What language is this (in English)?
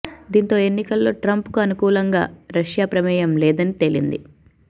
Telugu